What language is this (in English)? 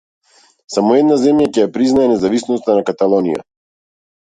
Macedonian